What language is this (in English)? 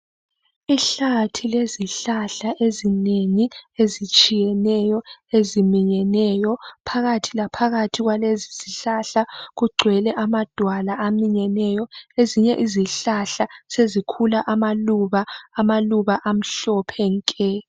North Ndebele